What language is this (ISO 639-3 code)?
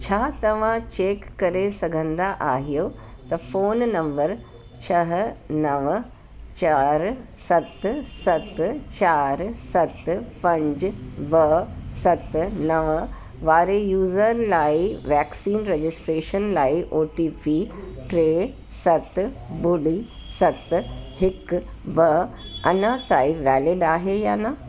snd